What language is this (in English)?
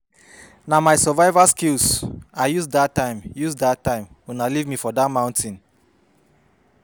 Nigerian Pidgin